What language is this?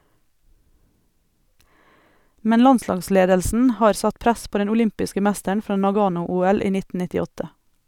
Norwegian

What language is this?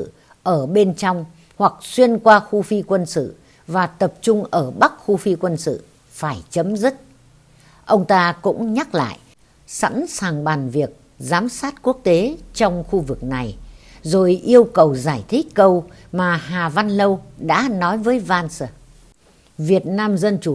Vietnamese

